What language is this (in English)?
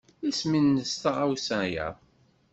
Kabyle